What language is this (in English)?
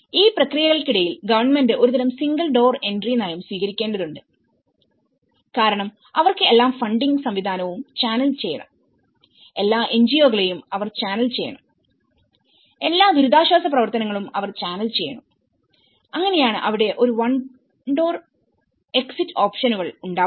Malayalam